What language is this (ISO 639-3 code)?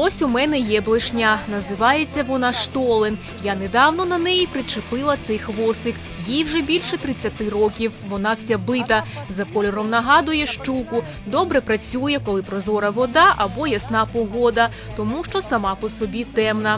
ukr